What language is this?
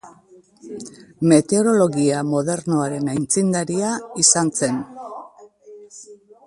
Basque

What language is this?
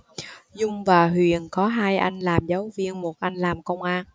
Vietnamese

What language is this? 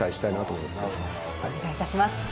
Japanese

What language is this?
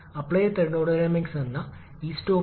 Malayalam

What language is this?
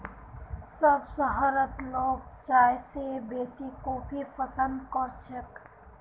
Magahi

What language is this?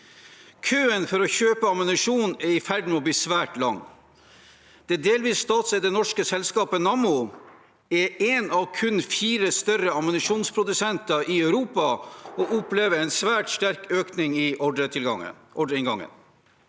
Norwegian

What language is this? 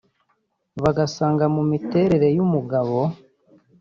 Kinyarwanda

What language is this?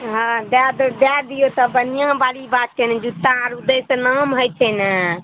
Maithili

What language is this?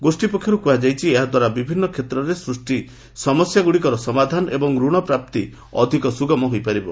Odia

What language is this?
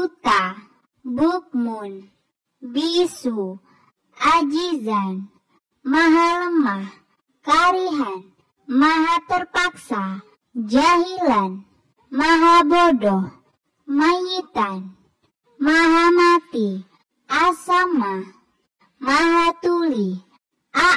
Indonesian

